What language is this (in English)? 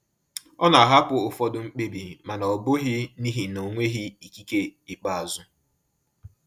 Igbo